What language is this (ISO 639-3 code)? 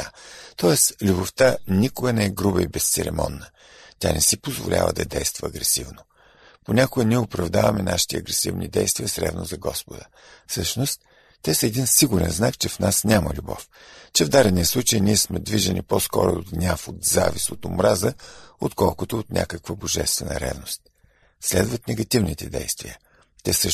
bul